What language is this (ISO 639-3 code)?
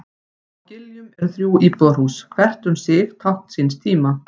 isl